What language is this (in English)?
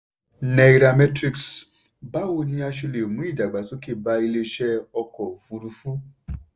Yoruba